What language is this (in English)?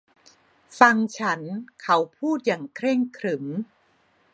Thai